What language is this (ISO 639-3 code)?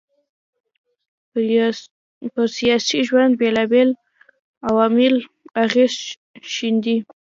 pus